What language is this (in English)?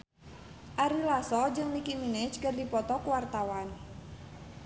Sundanese